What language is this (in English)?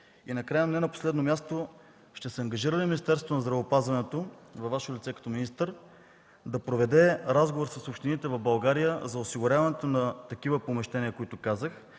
Bulgarian